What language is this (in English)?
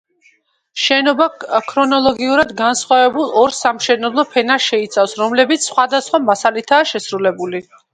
Georgian